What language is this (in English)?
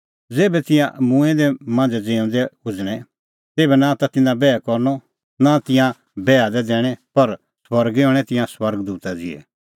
Kullu Pahari